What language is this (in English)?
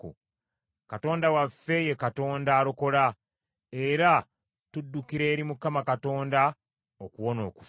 Ganda